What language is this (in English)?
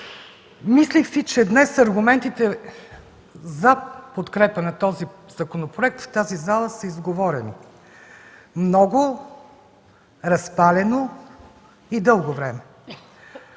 Bulgarian